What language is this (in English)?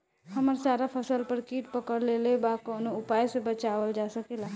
Bhojpuri